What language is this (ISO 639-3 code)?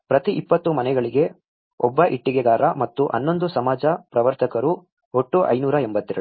kan